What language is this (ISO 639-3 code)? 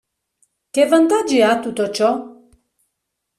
ita